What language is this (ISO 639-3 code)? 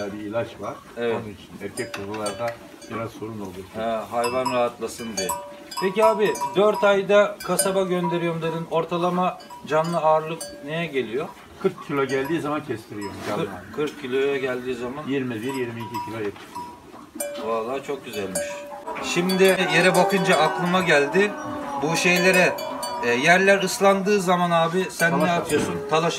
tur